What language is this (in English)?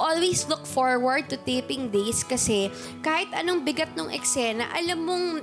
Filipino